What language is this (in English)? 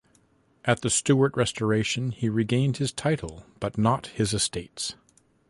English